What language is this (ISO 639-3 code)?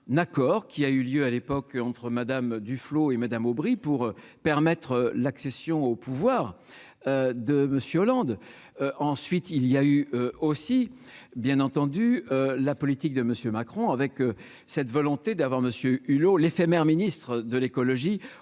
fra